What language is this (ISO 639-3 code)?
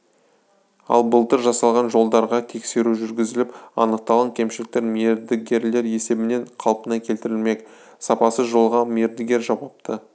kaz